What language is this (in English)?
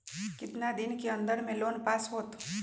Magahi